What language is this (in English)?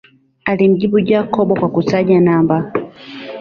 Swahili